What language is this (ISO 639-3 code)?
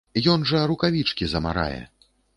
bel